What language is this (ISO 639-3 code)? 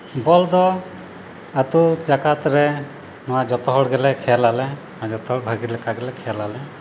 sat